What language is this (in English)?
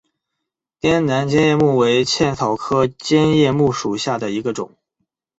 Chinese